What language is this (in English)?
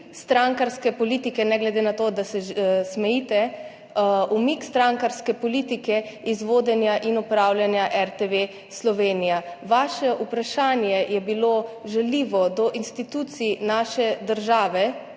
Slovenian